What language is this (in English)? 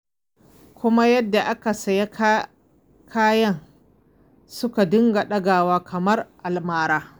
Hausa